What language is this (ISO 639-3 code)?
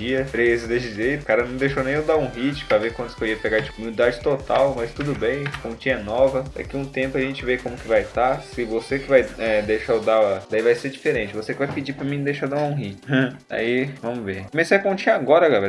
por